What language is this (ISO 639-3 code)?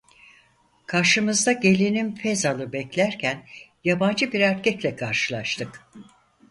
tur